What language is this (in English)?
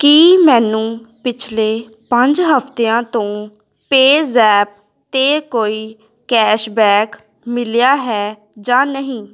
Punjabi